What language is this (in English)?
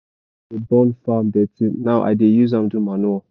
Nigerian Pidgin